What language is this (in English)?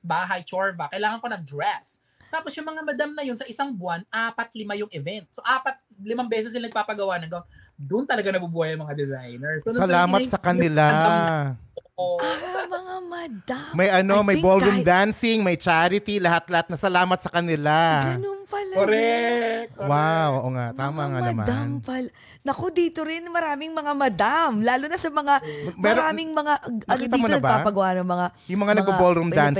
Filipino